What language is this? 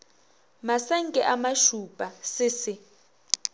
Northern Sotho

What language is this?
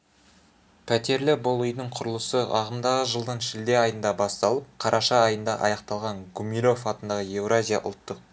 Kazakh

